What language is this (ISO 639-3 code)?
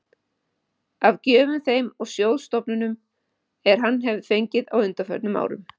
isl